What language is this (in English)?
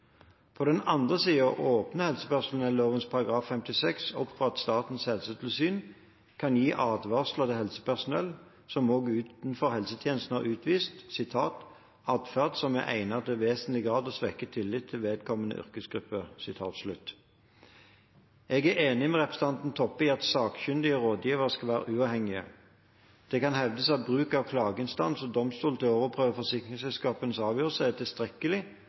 Norwegian Bokmål